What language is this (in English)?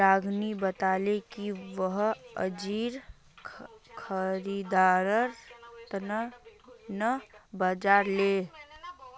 Magahi